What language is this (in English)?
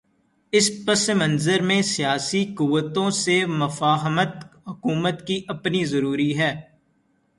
Urdu